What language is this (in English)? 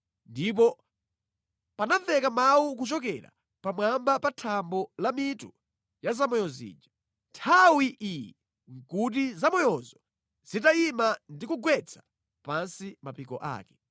Nyanja